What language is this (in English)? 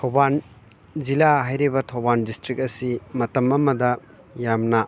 Manipuri